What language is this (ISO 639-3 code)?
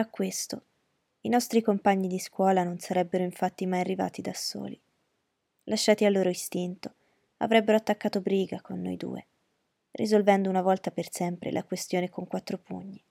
ita